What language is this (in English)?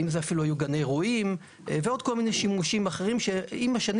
Hebrew